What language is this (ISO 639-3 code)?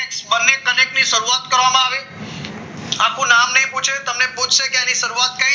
guj